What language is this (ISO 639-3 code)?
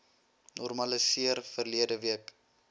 afr